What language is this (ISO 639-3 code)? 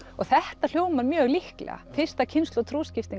isl